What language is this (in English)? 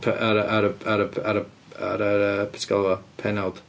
Welsh